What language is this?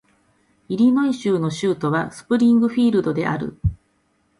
Japanese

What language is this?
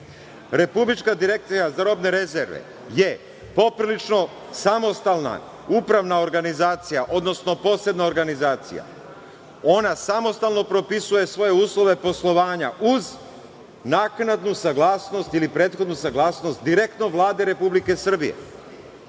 Serbian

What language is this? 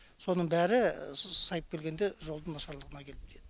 Kazakh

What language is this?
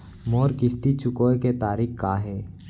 Chhattisgarhi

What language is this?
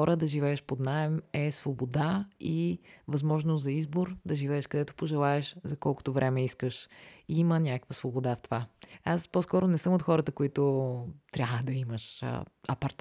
Bulgarian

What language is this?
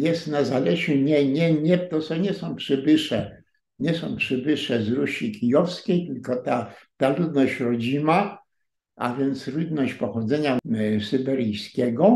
Polish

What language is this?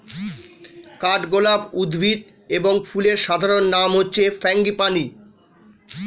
Bangla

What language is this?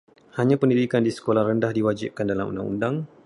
Malay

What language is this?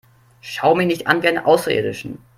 German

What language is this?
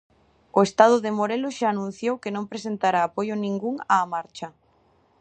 Galician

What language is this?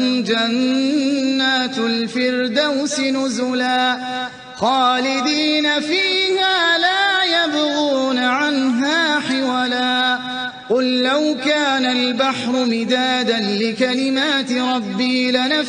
Arabic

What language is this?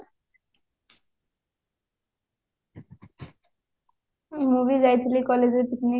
Odia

